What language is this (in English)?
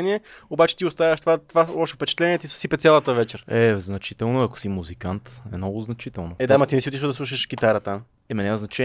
Bulgarian